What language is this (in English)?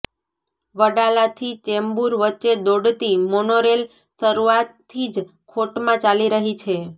Gujarati